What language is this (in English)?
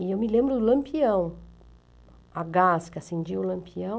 Portuguese